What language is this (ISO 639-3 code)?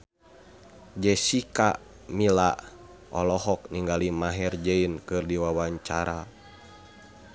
sun